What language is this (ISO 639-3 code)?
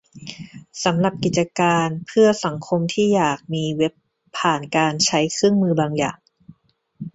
tha